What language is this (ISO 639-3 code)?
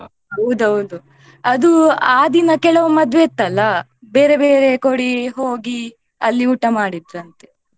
kan